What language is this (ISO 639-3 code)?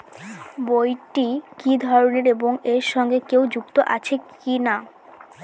ben